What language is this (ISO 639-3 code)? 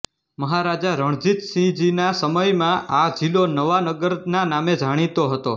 guj